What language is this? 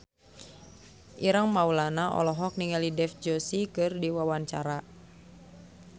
Sundanese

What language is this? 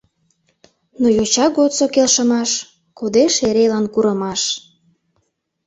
Mari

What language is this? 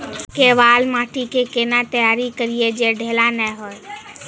Maithili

